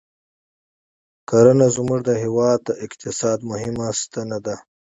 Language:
Pashto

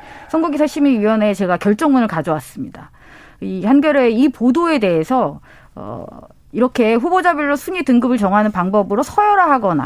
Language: Korean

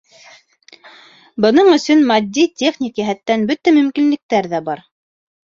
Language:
Bashkir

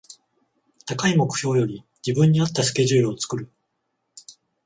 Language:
Japanese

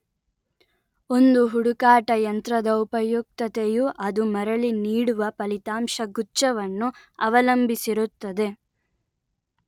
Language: Kannada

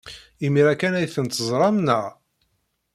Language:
Kabyle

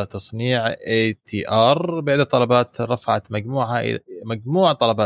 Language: Arabic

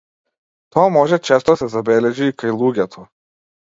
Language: Macedonian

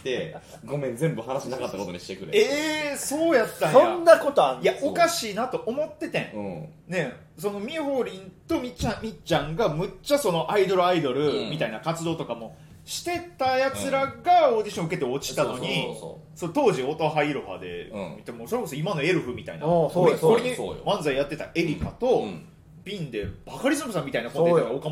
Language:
Japanese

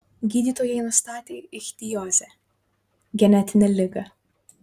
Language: Lithuanian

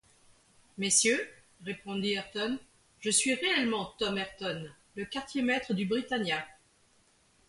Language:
French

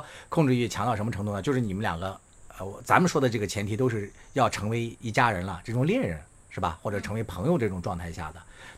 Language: Chinese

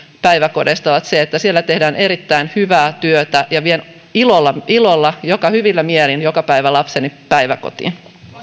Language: Finnish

